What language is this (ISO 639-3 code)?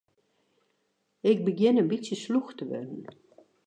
fry